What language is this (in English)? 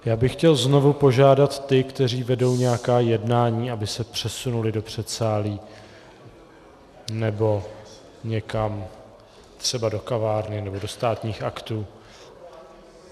Czech